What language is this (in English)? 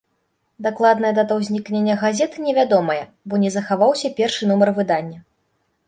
Belarusian